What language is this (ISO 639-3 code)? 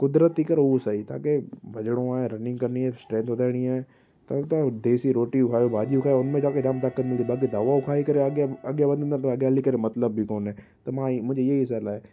snd